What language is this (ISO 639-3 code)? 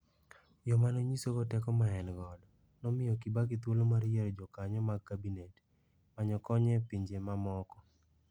luo